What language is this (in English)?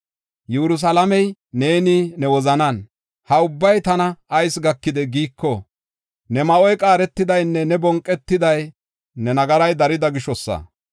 Gofa